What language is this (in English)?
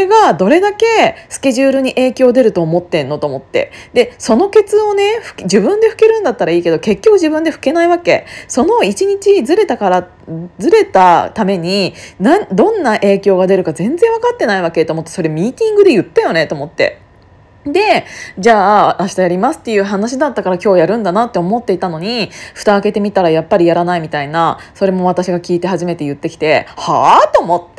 Japanese